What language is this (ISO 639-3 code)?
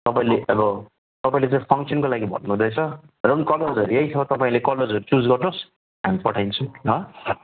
nep